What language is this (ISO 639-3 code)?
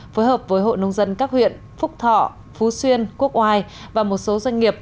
vie